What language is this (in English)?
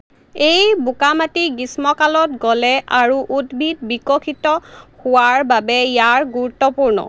Assamese